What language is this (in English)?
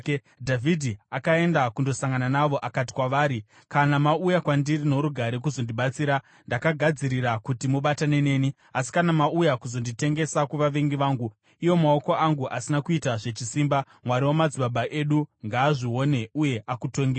Shona